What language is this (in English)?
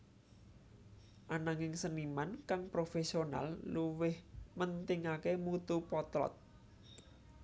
Javanese